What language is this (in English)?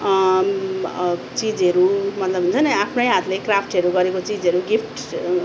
Nepali